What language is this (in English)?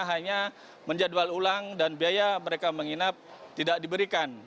Indonesian